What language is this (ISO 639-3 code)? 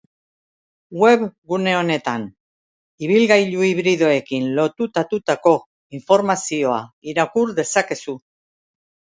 eus